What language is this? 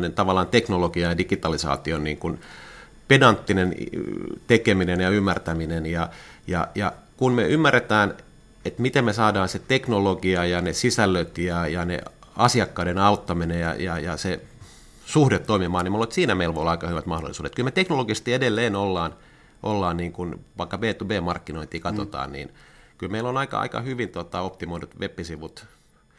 Finnish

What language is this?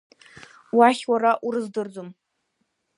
Abkhazian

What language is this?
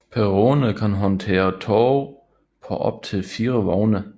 Danish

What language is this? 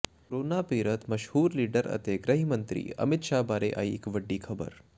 Punjabi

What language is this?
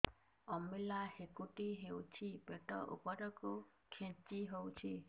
Odia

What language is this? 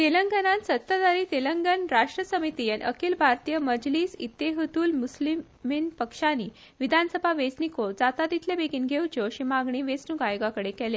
Konkani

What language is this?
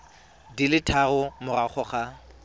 Tswana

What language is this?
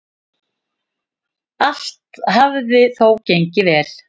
Icelandic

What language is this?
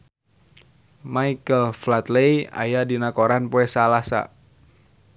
Sundanese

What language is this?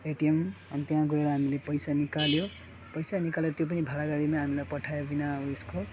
Nepali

